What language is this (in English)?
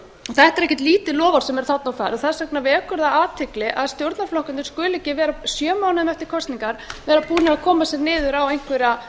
Icelandic